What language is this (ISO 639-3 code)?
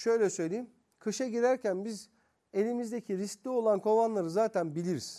tur